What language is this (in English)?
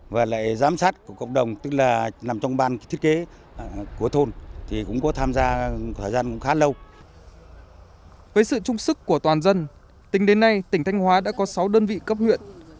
Vietnamese